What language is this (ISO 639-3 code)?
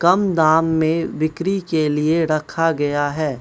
hin